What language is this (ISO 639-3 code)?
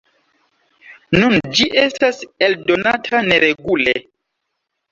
epo